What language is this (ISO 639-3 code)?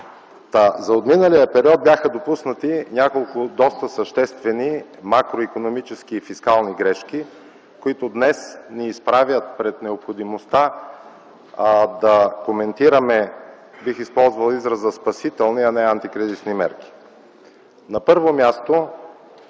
bul